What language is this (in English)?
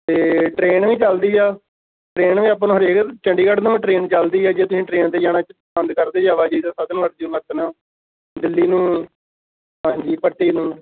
Punjabi